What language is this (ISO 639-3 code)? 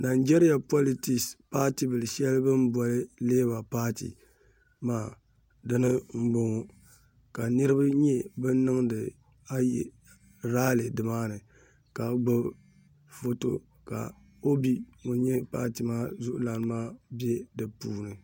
dag